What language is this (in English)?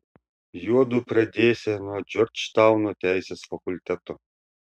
Lithuanian